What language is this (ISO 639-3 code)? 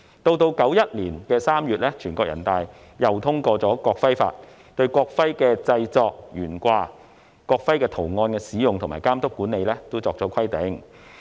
yue